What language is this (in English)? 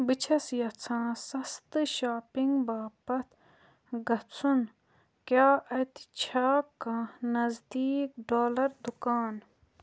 Kashmiri